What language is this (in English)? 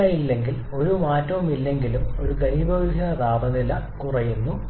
Malayalam